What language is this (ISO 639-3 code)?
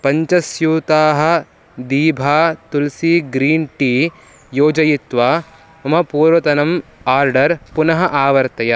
san